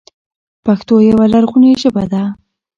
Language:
Pashto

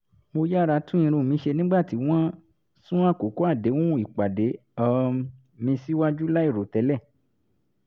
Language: Yoruba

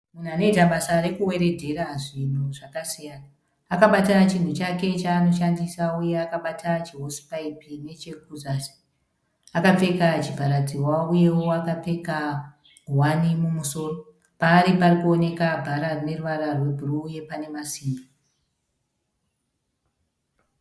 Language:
Shona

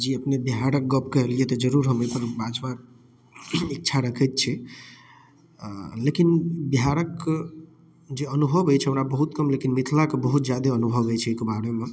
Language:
Maithili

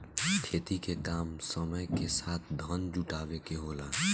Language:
Bhojpuri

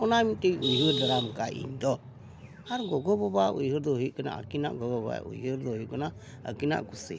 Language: Santali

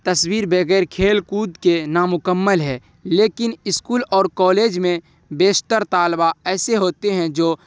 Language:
Urdu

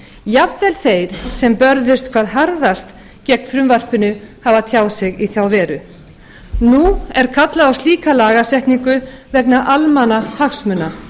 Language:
Icelandic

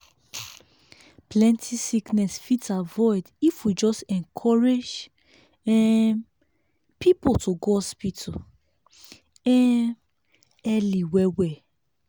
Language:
Nigerian Pidgin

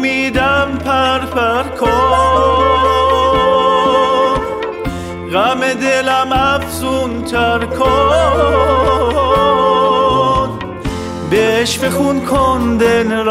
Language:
Persian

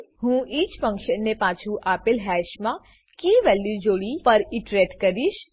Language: Gujarati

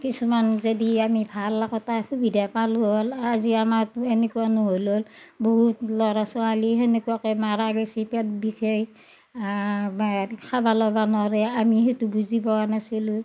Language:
Assamese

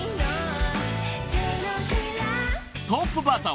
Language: Japanese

